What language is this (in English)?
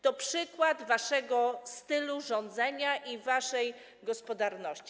Polish